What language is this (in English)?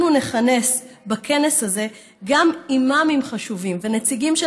Hebrew